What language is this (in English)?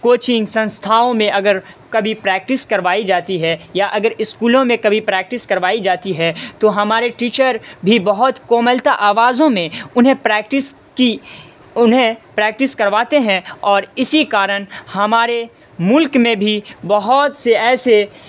Urdu